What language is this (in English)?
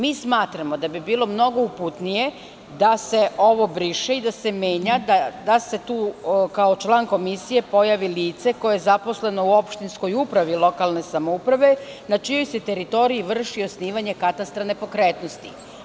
Serbian